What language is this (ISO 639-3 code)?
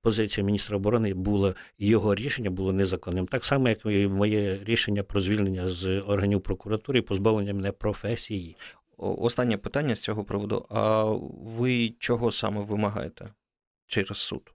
ukr